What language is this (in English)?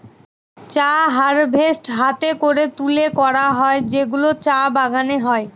Bangla